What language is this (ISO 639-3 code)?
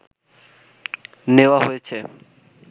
ben